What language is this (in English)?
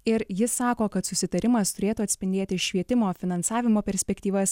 Lithuanian